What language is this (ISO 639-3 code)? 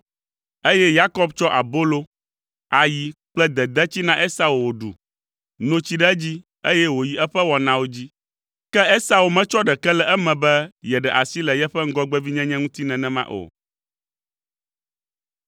ewe